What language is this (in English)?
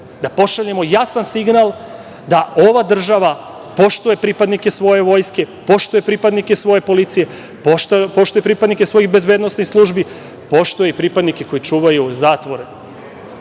Serbian